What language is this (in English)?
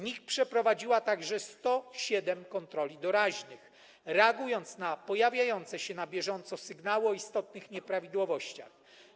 Polish